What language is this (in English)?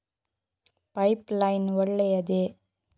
Kannada